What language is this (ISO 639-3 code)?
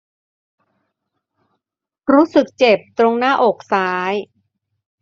tha